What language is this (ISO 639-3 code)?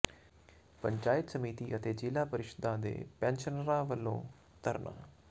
pan